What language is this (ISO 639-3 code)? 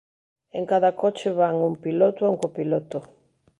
glg